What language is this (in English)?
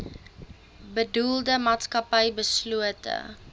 Afrikaans